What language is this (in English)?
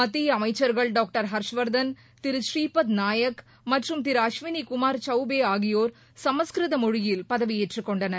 Tamil